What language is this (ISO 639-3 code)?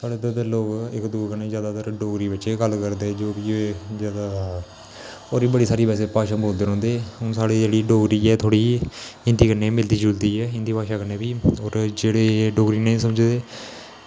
doi